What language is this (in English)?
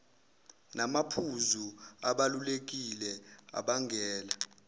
Zulu